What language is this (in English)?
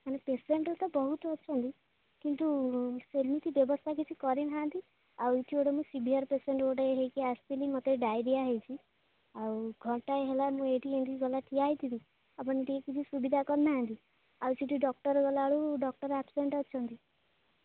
Odia